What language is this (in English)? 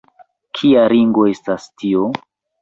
Esperanto